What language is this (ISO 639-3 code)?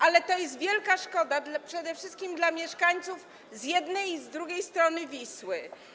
pol